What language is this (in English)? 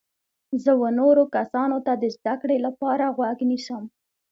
Pashto